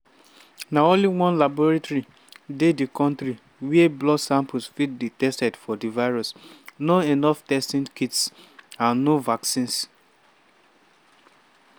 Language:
Nigerian Pidgin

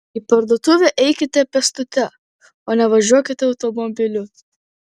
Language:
Lithuanian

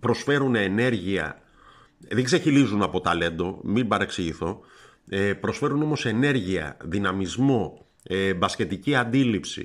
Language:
Greek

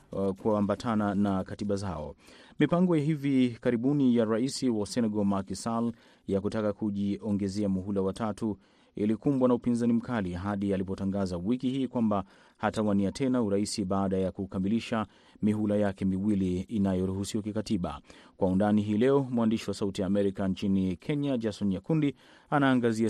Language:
Swahili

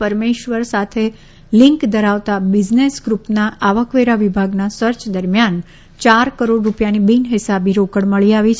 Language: Gujarati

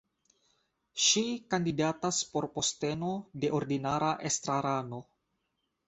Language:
Esperanto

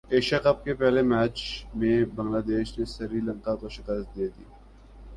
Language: Urdu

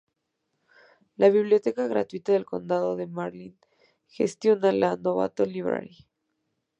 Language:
Spanish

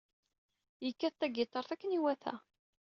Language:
Kabyle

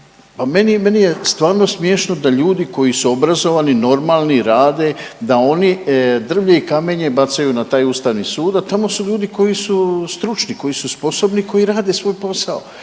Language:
Croatian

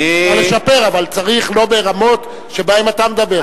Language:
Hebrew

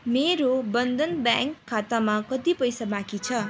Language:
Nepali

